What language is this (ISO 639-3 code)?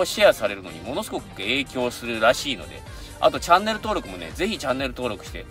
jpn